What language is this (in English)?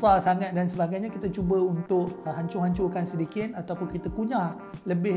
Malay